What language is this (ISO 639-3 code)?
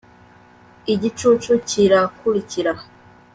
kin